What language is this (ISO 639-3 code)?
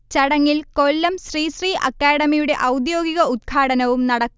mal